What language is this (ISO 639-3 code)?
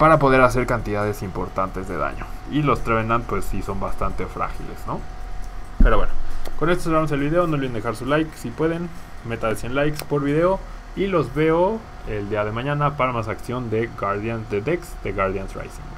spa